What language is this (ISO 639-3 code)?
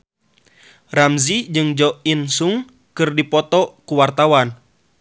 sun